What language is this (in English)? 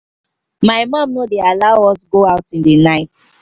Nigerian Pidgin